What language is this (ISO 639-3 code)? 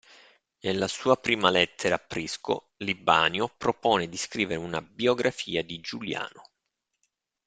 ita